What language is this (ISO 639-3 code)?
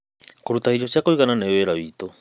kik